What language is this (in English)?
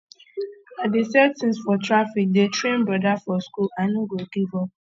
Nigerian Pidgin